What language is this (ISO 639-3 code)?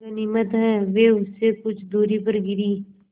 hin